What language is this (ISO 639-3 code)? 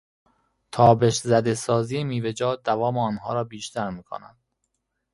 fas